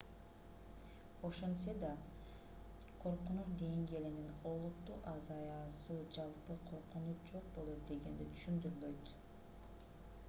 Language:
Kyrgyz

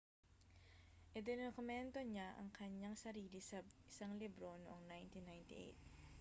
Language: Filipino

